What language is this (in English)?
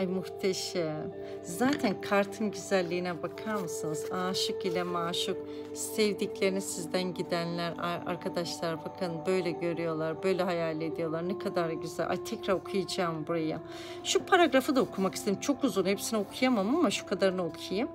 Turkish